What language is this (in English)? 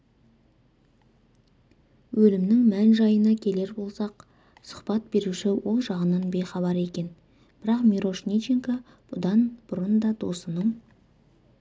Kazakh